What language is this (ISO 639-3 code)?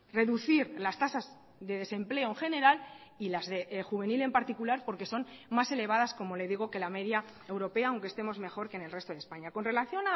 spa